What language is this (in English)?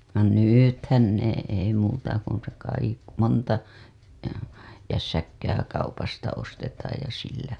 Finnish